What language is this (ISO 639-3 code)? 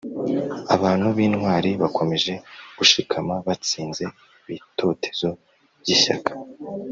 kin